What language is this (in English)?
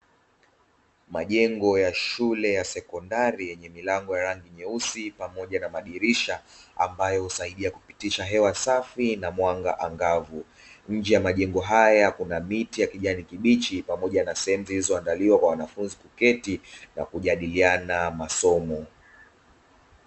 Swahili